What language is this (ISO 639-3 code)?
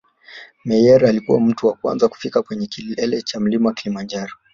swa